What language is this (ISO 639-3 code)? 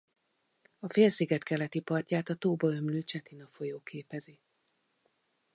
hun